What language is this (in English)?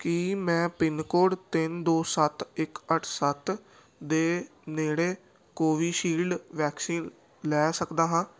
Punjabi